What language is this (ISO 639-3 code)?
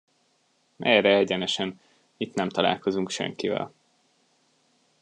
hun